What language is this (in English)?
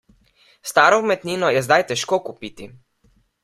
Slovenian